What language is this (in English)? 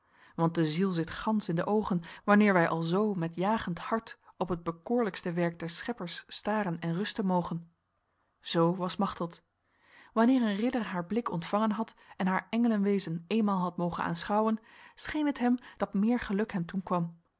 Dutch